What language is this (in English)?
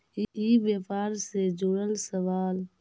Magahi